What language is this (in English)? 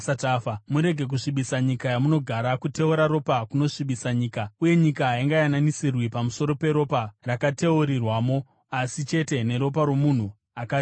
Shona